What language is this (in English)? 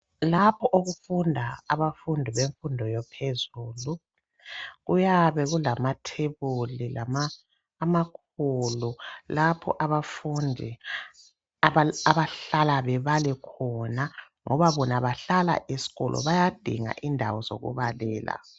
North Ndebele